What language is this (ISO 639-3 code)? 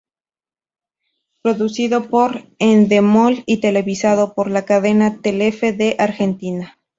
spa